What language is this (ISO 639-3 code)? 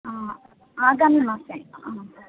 san